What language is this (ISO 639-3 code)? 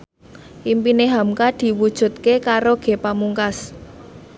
jav